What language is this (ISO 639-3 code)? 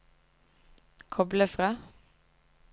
nor